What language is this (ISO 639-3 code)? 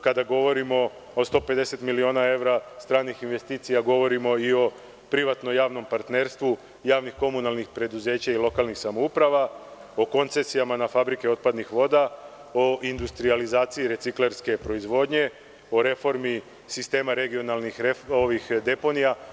srp